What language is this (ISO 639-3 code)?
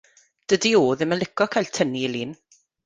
cym